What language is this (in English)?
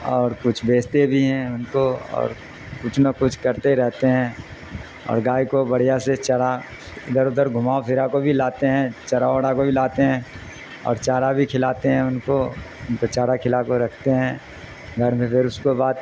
Urdu